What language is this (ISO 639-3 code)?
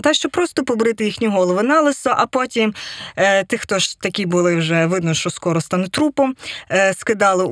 ukr